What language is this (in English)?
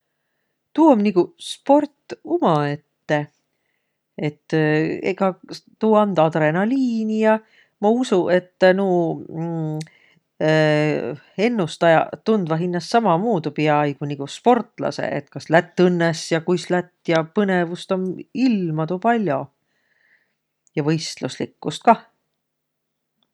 Võro